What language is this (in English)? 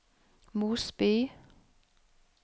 Norwegian